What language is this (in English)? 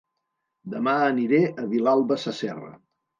Catalan